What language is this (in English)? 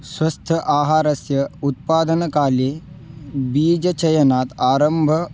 Sanskrit